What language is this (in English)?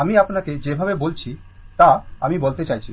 Bangla